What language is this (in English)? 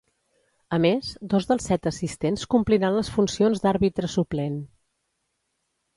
Catalan